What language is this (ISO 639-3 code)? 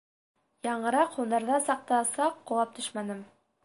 bak